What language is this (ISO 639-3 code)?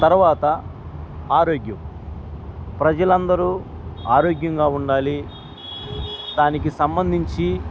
tel